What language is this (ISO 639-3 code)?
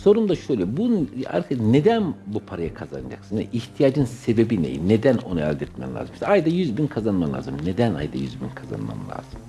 tur